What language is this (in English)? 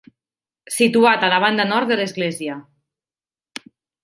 Catalan